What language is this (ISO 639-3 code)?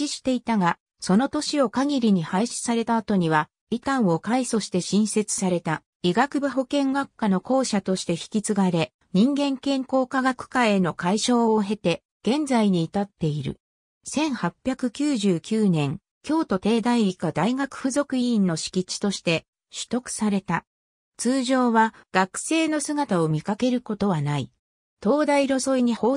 jpn